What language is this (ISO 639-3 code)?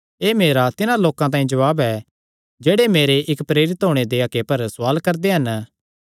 xnr